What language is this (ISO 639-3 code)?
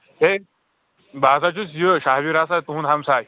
kas